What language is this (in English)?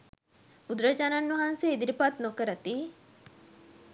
Sinhala